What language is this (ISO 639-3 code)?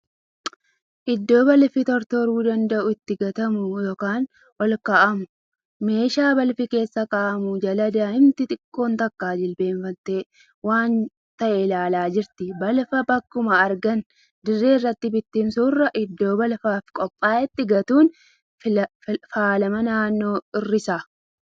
orm